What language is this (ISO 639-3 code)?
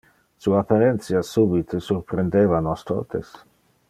ina